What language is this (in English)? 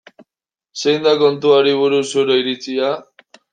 Basque